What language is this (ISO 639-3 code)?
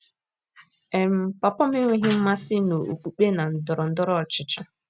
ibo